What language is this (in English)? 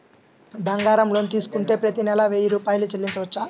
Telugu